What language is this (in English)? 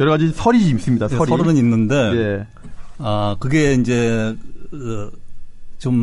Korean